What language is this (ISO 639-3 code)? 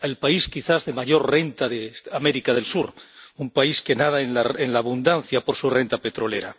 spa